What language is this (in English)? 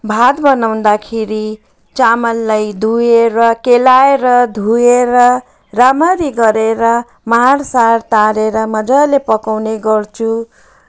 Nepali